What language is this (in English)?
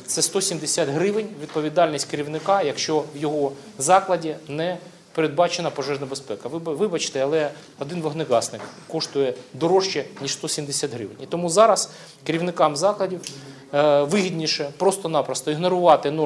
Ukrainian